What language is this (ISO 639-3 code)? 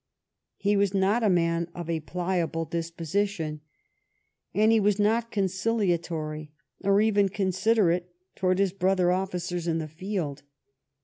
eng